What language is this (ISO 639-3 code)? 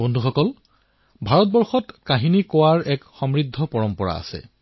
asm